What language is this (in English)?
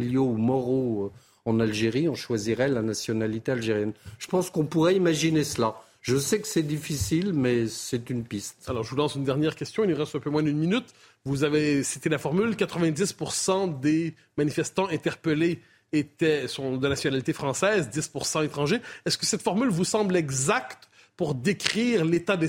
French